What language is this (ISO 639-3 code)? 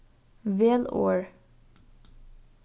fao